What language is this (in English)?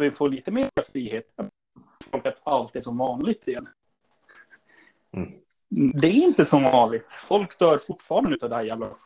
Swedish